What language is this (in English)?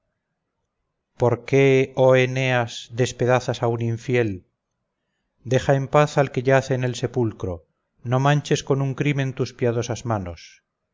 Spanish